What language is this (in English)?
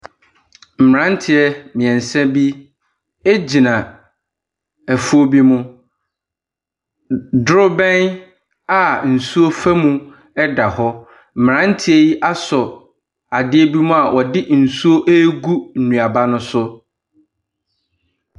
Akan